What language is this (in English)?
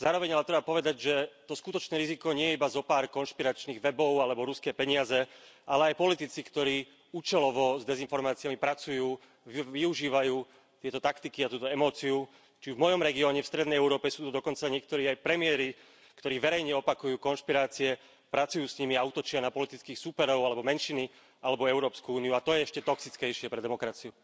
Slovak